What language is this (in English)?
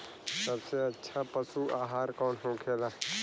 Bhojpuri